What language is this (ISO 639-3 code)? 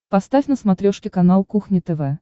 rus